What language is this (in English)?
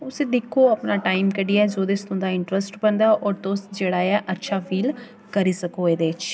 Dogri